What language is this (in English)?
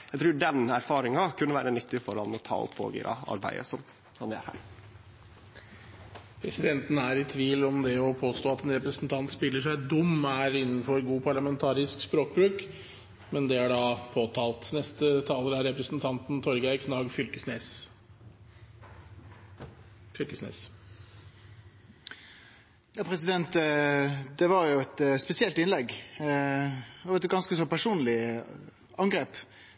Norwegian